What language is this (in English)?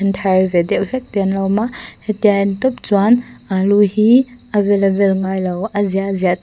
Mizo